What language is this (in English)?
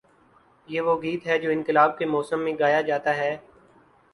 Urdu